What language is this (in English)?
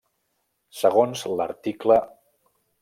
Catalan